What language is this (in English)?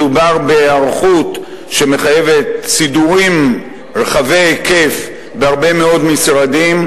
Hebrew